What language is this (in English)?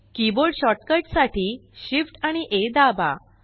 Marathi